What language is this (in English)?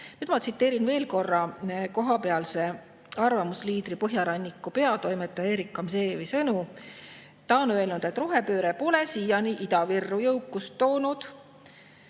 Estonian